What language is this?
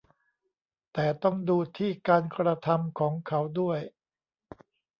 Thai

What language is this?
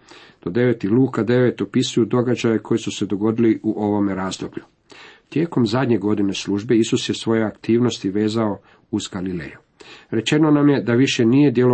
Croatian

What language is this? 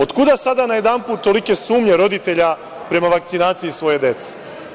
Serbian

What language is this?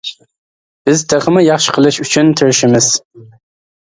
Uyghur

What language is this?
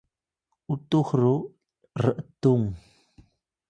Atayal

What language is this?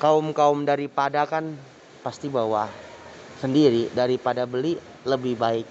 Indonesian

